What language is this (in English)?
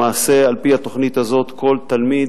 Hebrew